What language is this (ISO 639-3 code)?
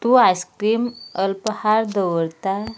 kok